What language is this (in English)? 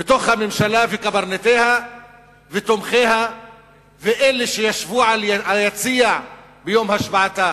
Hebrew